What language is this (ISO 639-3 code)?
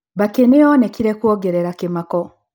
kik